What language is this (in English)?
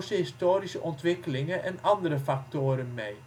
Dutch